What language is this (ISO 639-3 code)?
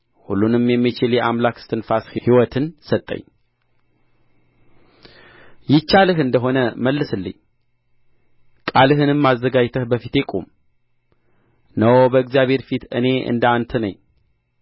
amh